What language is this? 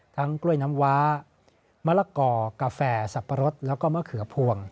Thai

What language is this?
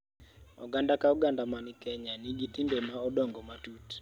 Luo (Kenya and Tanzania)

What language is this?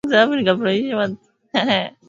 Swahili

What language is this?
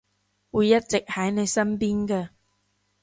Cantonese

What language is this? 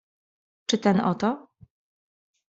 Polish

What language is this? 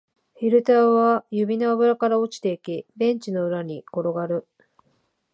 Japanese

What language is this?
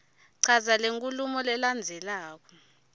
Swati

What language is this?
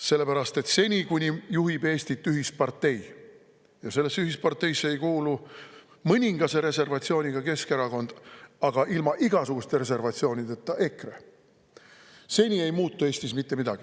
Estonian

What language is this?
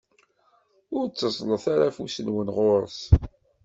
Kabyle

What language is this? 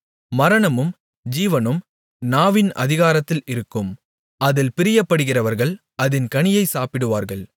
Tamil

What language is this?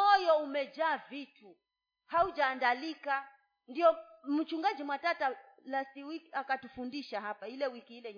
Swahili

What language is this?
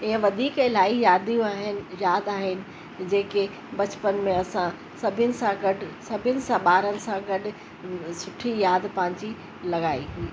Sindhi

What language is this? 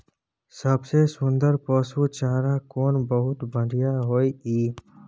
Maithili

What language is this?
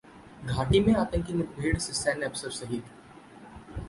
Hindi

